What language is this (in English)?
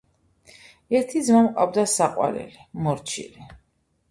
Georgian